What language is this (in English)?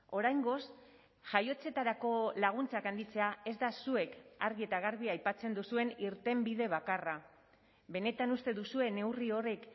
Basque